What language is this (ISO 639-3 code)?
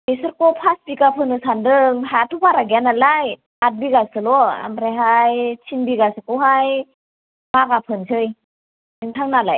brx